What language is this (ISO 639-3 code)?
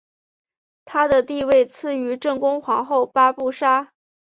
zho